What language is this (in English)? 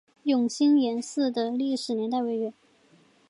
Chinese